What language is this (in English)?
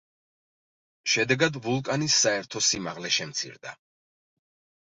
Georgian